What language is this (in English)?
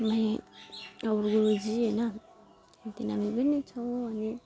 Nepali